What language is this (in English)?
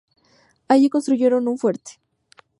Spanish